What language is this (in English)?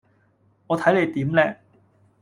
Cantonese